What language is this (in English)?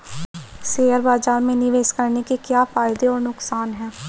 Hindi